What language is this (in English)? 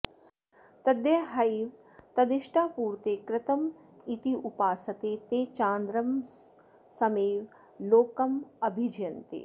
Sanskrit